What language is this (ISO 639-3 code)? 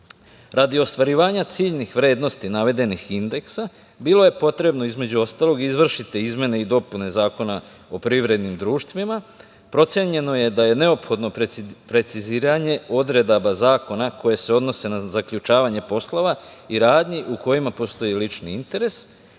srp